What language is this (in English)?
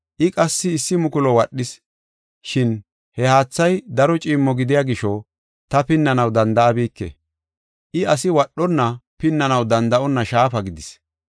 Gofa